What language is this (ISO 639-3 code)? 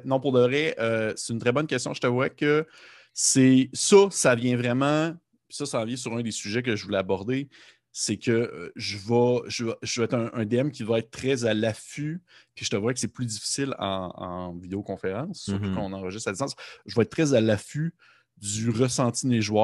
fra